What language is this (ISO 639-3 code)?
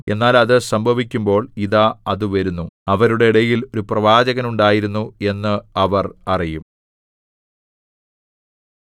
mal